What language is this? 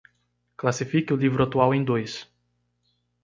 Portuguese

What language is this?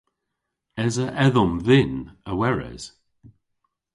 Cornish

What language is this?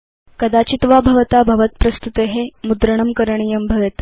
Sanskrit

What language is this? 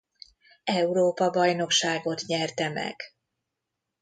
Hungarian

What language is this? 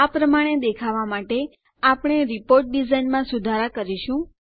Gujarati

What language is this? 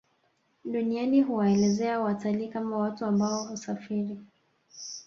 Swahili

